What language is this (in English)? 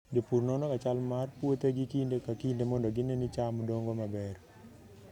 Luo (Kenya and Tanzania)